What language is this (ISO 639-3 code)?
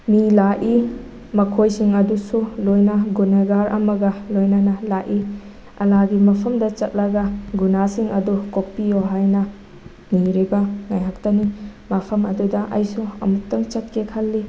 mni